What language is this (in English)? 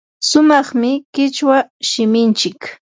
Yanahuanca Pasco Quechua